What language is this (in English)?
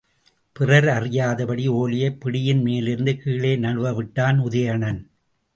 Tamil